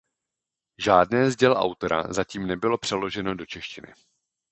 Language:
Czech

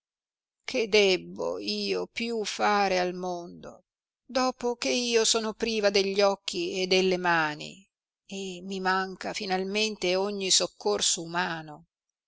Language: Italian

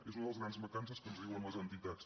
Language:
Catalan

